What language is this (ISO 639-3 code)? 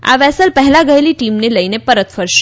guj